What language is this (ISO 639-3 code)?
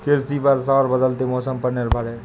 hin